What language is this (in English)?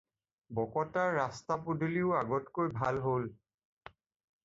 Assamese